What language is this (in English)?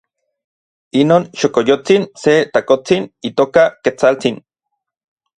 Orizaba Nahuatl